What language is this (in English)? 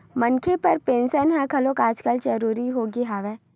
Chhattisgarhi